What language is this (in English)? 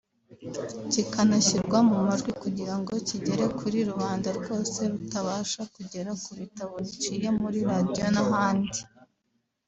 Kinyarwanda